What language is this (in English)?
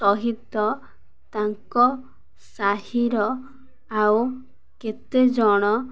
Odia